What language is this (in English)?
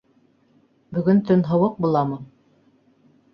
Bashkir